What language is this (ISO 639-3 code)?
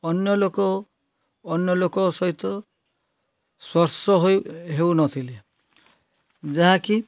ori